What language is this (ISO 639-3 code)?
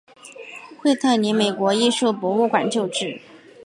zho